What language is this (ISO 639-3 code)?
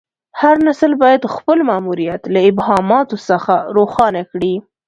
pus